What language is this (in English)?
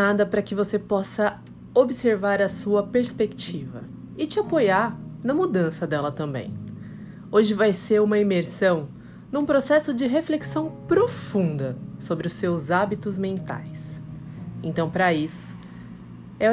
Portuguese